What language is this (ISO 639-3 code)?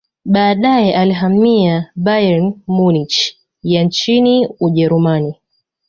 swa